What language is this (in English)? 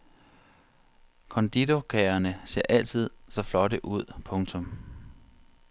Danish